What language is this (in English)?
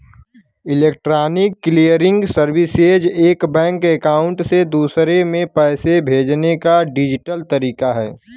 Bhojpuri